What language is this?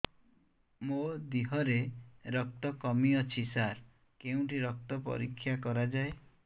Odia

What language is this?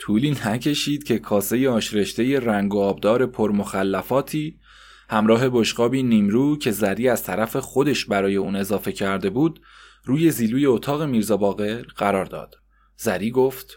Persian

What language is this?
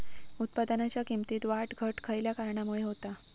Marathi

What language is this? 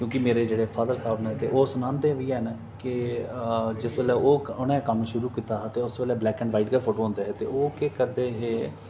Dogri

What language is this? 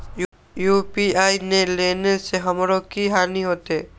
Maithili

